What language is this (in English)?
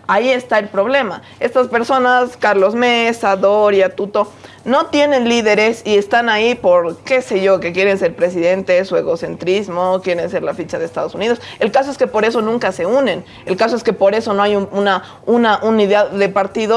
Spanish